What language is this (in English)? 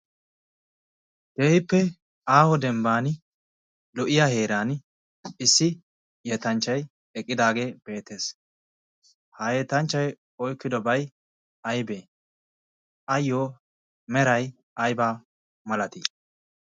Wolaytta